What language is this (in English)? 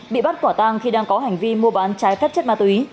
Vietnamese